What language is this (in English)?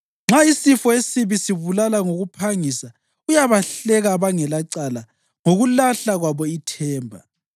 North Ndebele